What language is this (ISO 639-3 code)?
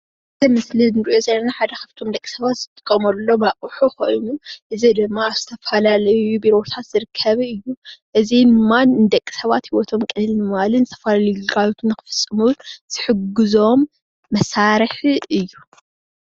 tir